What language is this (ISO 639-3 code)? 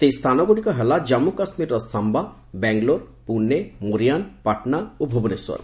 ori